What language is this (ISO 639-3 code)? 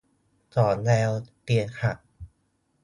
tha